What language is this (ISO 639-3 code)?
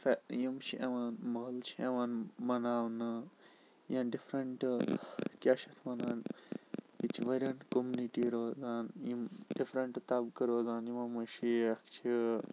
kas